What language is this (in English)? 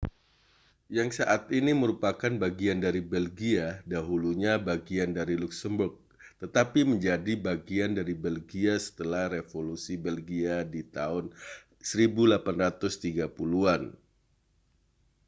Indonesian